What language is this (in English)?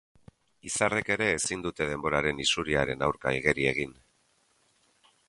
Basque